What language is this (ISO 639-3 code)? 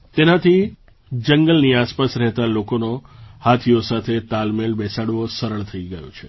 guj